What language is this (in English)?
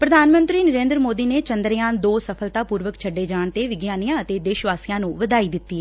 Punjabi